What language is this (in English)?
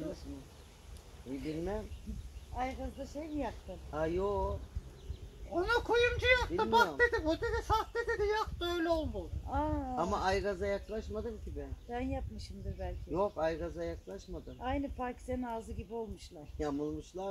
Turkish